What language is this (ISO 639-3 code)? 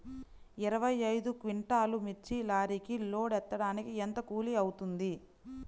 tel